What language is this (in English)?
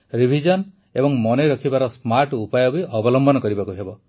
Odia